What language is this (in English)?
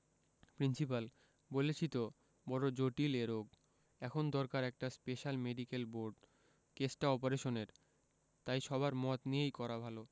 Bangla